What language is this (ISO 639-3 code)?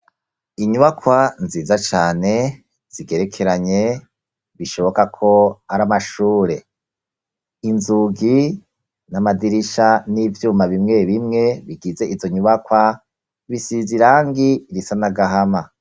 run